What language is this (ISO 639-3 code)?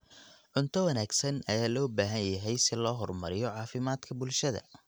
som